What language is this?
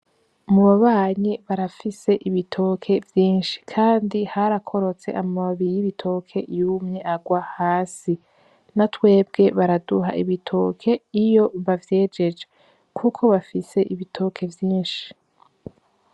Rundi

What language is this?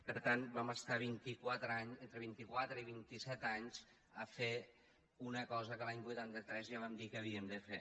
Catalan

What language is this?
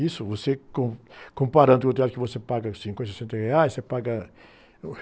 Portuguese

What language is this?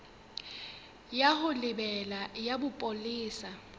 Southern Sotho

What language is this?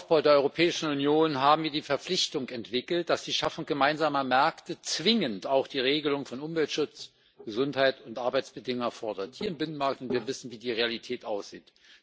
German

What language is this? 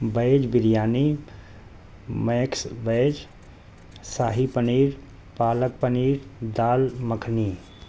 Urdu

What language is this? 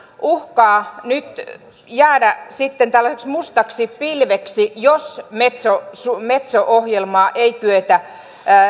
Finnish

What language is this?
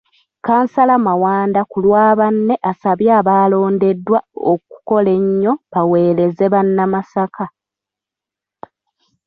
Ganda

